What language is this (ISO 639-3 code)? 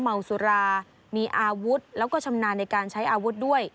tha